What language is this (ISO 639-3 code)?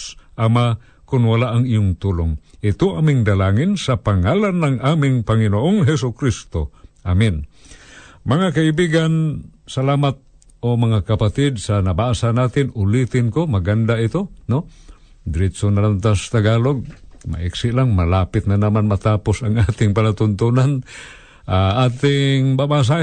fil